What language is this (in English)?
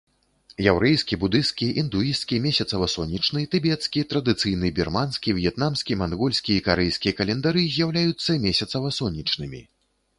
Belarusian